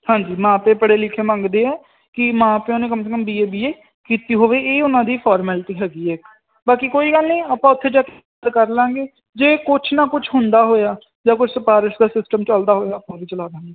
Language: Punjabi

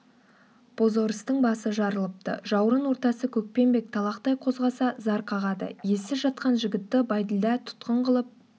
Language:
Kazakh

